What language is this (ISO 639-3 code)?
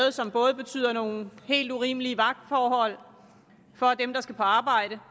dan